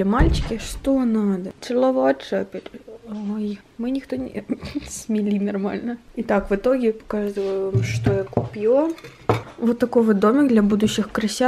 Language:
Russian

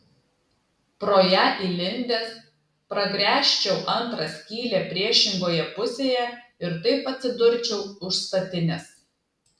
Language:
Lithuanian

